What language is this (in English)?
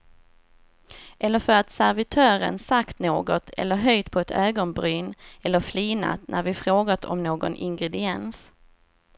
Swedish